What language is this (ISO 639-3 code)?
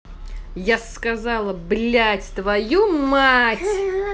rus